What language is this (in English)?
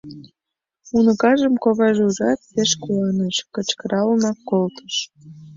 Mari